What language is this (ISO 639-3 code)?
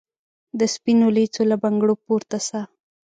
pus